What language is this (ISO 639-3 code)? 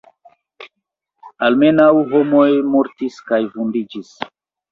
epo